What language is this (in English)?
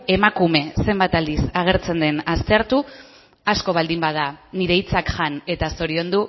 Basque